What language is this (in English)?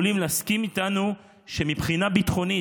Hebrew